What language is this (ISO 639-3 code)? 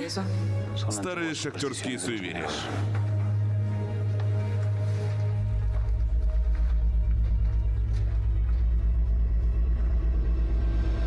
rus